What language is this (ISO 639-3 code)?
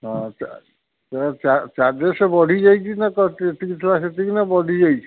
ori